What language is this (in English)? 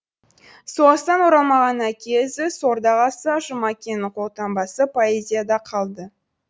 Kazakh